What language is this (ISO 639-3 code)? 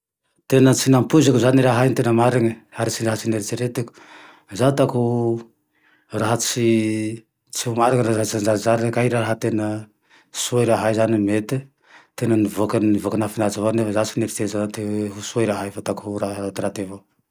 tdx